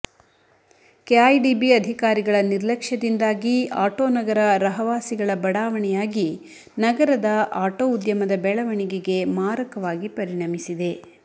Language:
Kannada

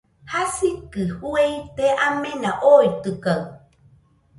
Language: Nüpode Huitoto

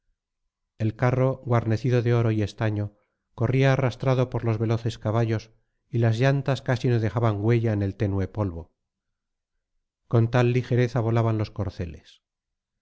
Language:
Spanish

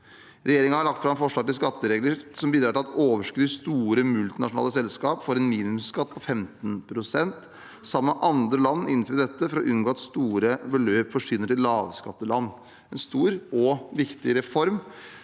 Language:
Norwegian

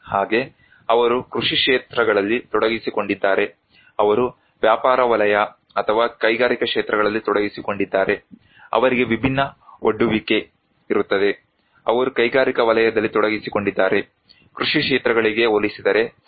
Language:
Kannada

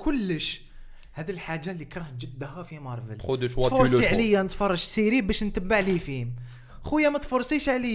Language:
Arabic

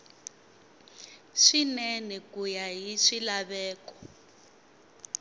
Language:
Tsonga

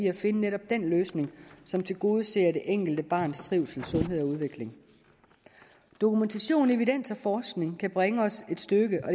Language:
Danish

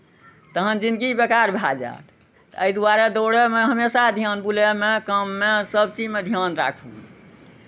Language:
Maithili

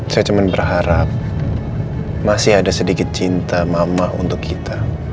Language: Indonesian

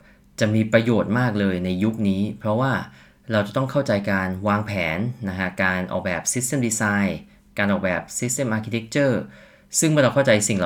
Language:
Thai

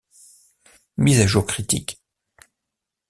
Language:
French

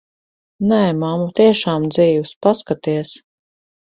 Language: Latvian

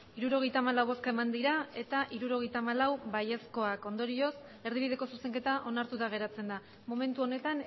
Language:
Basque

